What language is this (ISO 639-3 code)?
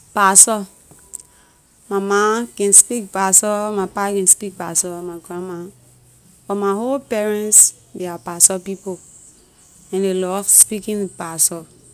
lir